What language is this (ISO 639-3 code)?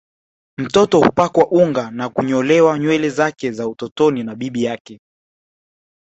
swa